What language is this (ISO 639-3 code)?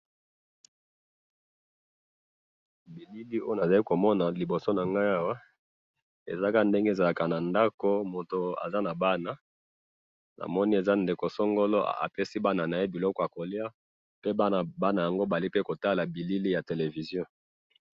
lin